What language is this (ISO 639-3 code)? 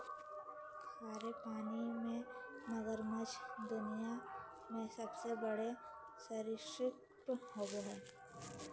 mag